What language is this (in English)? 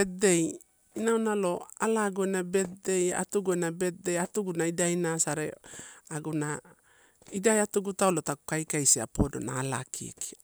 Torau